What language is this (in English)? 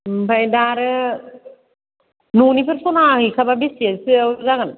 Bodo